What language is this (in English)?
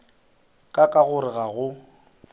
Northern Sotho